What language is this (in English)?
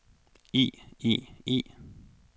Danish